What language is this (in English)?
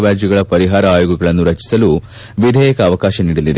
Kannada